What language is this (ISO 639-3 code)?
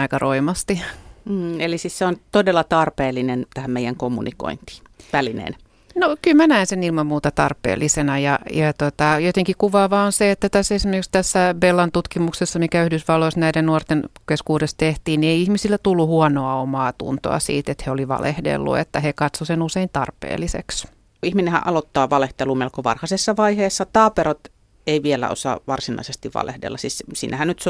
fin